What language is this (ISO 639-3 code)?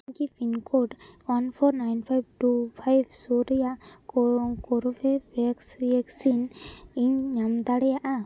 sat